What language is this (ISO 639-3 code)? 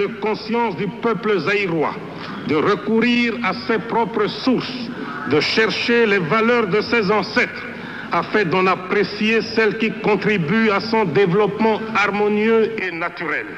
fra